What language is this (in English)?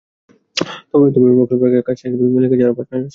Bangla